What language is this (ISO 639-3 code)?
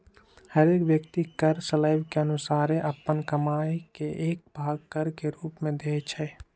mag